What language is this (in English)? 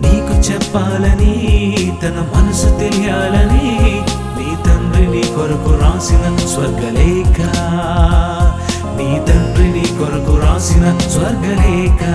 Telugu